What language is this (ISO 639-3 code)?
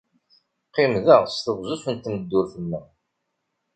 kab